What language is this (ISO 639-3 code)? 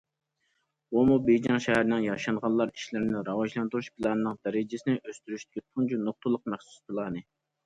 uig